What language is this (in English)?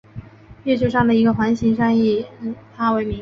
Chinese